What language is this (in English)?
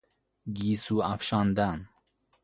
Persian